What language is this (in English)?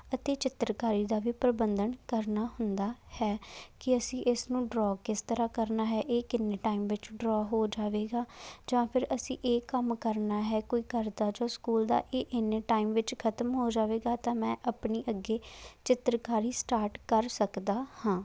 Punjabi